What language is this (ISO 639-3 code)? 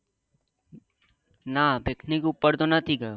guj